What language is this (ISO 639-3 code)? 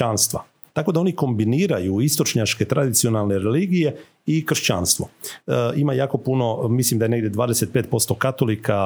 hrv